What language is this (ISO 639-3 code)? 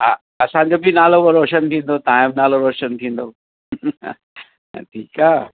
snd